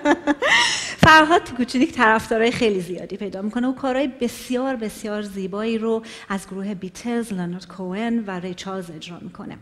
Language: Persian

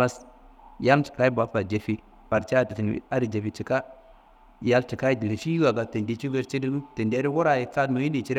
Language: Kanembu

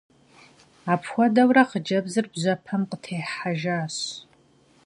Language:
Kabardian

